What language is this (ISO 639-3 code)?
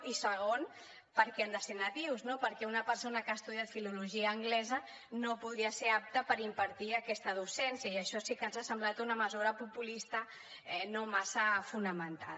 cat